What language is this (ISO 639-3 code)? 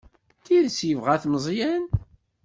kab